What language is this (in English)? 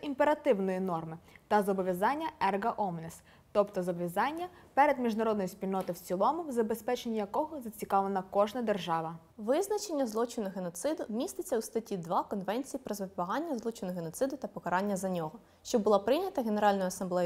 Ukrainian